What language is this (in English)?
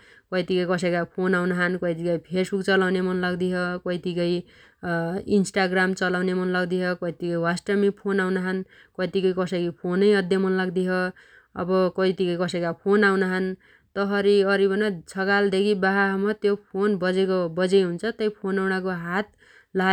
Dotyali